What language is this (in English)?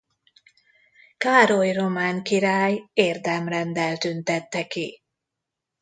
Hungarian